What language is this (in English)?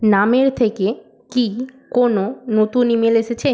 Bangla